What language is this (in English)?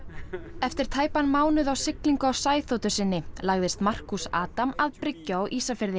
Icelandic